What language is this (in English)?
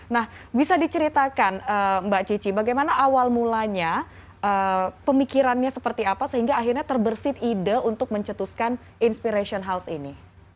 Indonesian